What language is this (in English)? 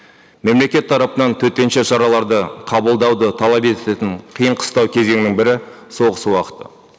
Kazakh